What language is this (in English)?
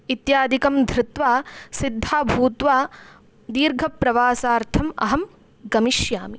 Sanskrit